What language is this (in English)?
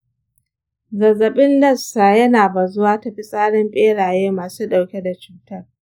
Hausa